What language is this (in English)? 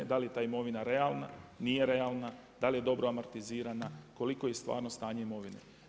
Croatian